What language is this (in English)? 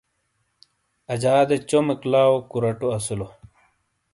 Shina